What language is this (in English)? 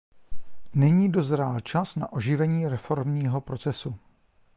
Czech